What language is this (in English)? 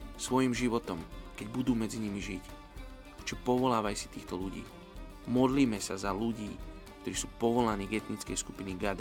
Slovak